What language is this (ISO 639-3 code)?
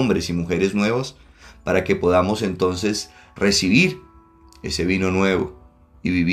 spa